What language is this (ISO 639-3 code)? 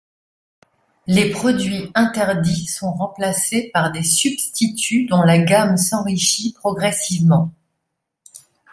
fra